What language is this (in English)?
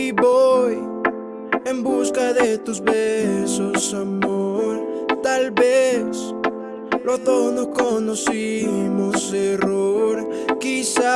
Portuguese